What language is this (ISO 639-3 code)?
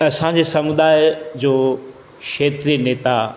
snd